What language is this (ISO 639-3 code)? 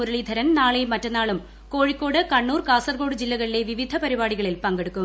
mal